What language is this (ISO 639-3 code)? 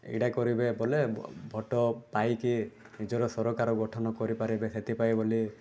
ori